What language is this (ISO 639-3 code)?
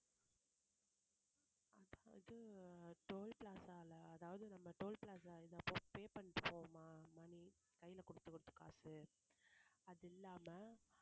tam